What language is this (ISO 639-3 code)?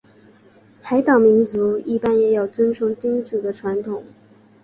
zho